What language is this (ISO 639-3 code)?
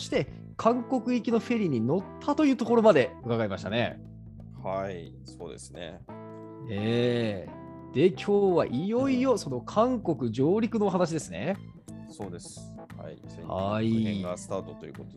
jpn